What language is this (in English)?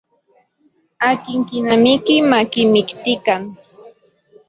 Central Puebla Nahuatl